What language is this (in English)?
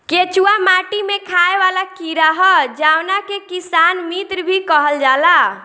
Bhojpuri